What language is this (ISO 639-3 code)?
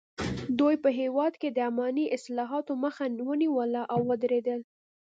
pus